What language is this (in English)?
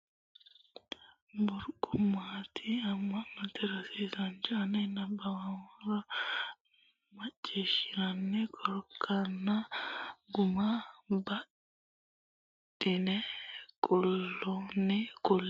Sidamo